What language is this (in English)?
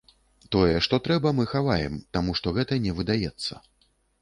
Belarusian